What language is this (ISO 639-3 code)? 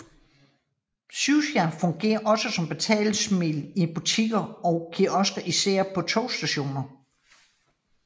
dan